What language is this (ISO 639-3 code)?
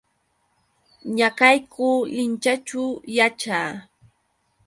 qux